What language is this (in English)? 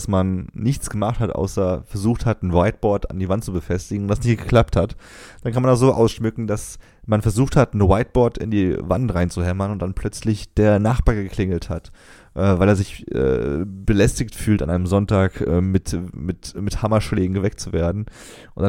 German